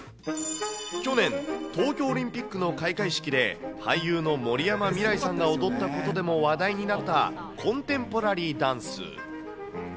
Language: Japanese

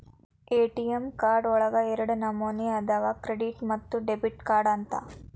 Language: Kannada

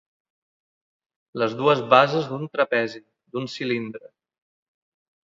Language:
Catalan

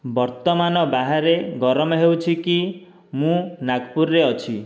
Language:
Odia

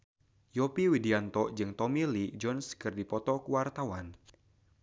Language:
Sundanese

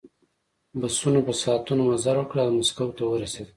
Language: Pashto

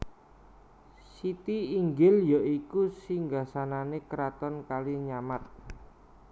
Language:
Javanese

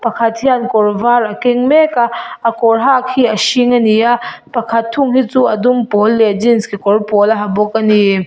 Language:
Mizo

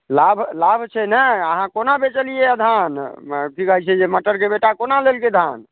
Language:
Maithili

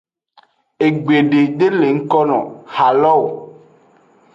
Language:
Aja (Benin)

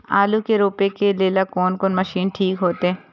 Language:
Maithili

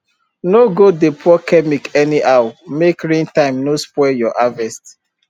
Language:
Nigerian Pidgin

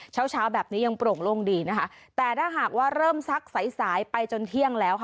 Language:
Thai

